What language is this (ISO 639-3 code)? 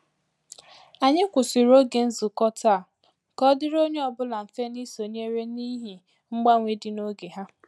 ibo